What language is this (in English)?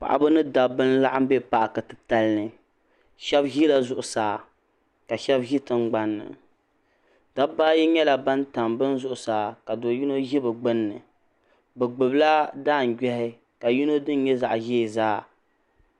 Dagbani